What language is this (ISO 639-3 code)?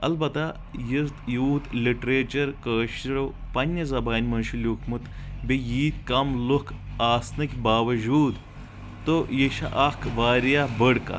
kas